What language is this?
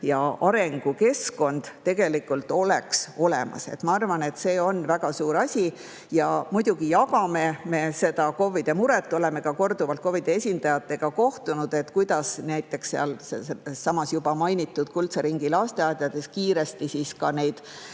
Estonian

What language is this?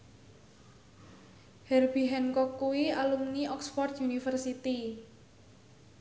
Javanese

